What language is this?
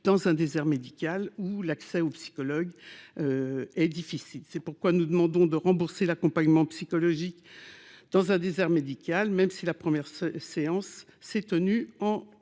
French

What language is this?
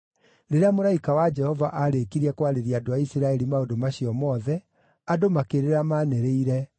Kikuyu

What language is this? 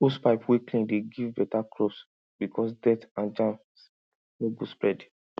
Nigerian Pidgin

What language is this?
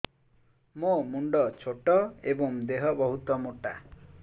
Odia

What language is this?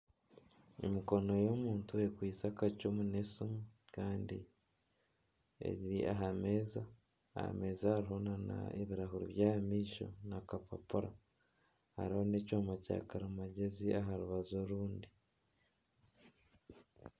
Nyankole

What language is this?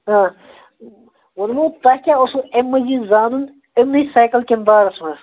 Kashmiri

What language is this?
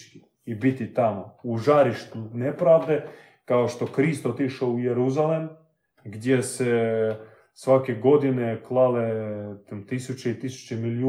Croatian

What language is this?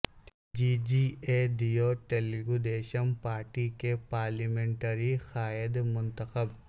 Urdu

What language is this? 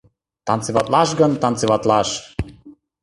Mari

